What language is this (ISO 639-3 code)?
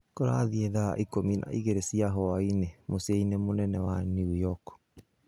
kik